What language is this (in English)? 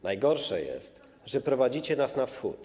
Polish